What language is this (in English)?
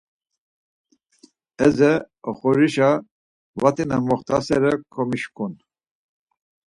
Laz